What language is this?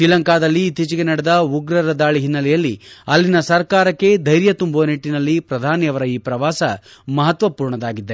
Kannada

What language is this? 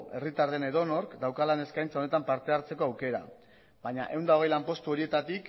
Basque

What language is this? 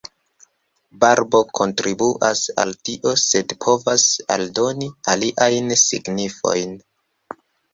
Esperanto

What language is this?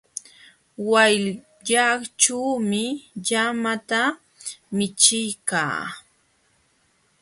Jauja Wanca Quechua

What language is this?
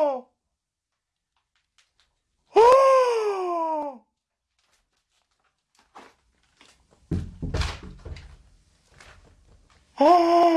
Korean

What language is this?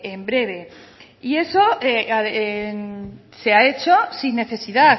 Spanish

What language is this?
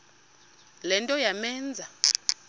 Xhosa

